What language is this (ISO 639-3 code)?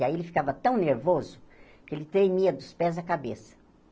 por